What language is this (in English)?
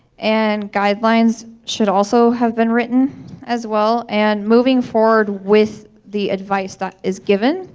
English